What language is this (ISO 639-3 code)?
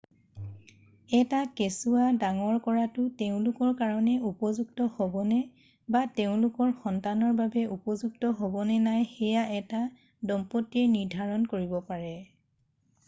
asm